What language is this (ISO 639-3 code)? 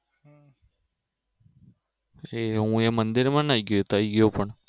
guj